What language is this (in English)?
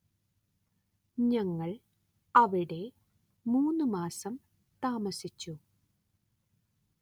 Malayalam